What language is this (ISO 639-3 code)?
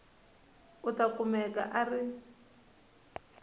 tso